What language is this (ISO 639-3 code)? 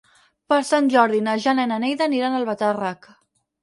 cat